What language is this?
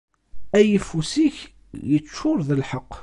Kabyle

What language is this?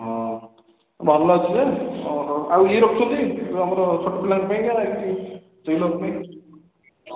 Odia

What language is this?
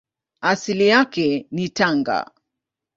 Swahili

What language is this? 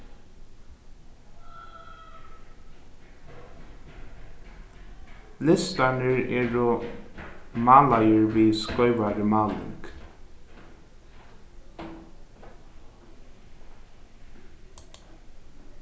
Faroese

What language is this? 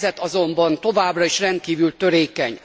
Hungarian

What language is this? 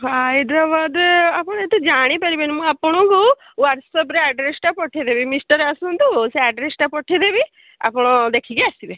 Odia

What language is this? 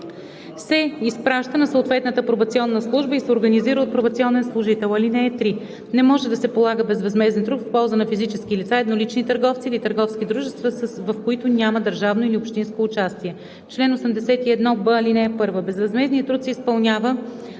Bulgarian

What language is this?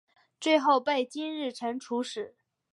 Chinese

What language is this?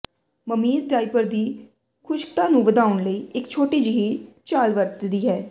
Punjabi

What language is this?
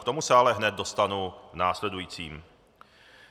Czech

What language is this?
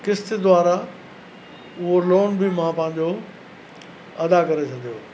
Sindhi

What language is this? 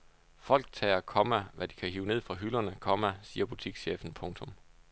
Danish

